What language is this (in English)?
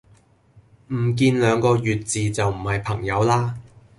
Cantonese